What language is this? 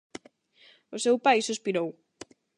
Galician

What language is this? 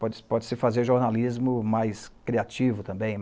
Portuguese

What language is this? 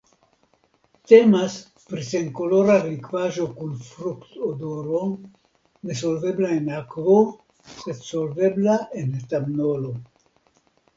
Esperanto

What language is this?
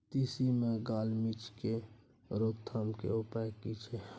Maithili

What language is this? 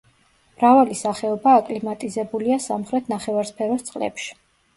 Georgian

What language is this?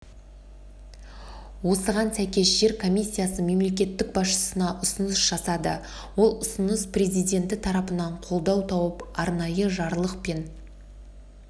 Kazakh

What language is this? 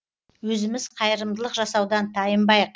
Kazakh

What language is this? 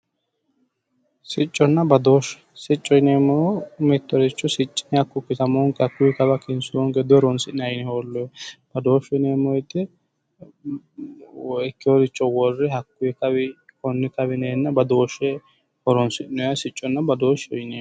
Sidamo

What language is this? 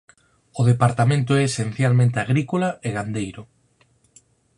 Galician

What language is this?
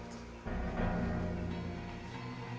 Indonesian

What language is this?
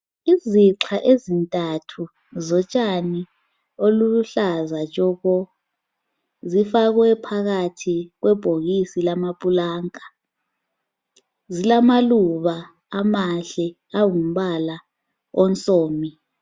North Ndebele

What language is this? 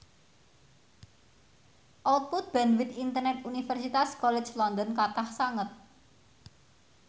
Javanese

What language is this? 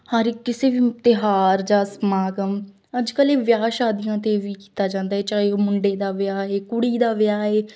Punjabi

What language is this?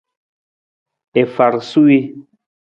Nawdm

